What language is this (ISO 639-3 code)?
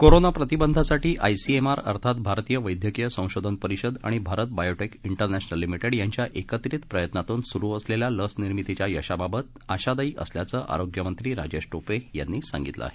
mar